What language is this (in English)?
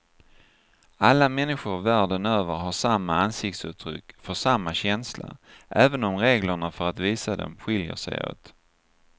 Swedish